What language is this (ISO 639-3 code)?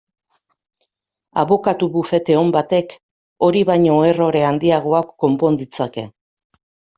eus